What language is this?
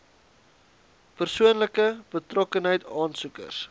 Afrikaans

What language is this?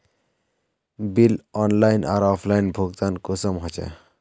Magahi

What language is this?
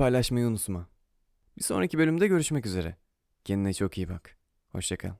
Turkish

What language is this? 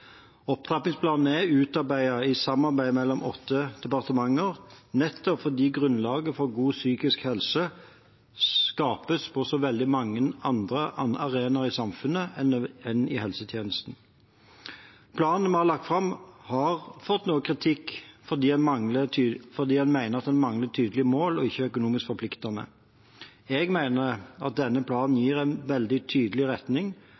Norwegian Bokmål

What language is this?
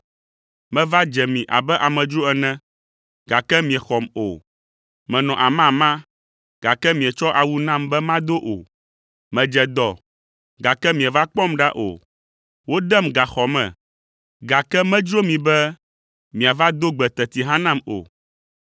Ewe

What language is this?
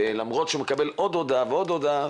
Hebrew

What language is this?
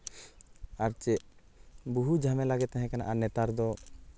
Santali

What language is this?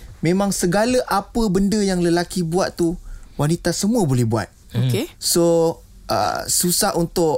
Malay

